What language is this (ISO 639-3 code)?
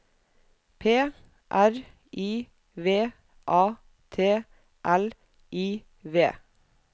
nor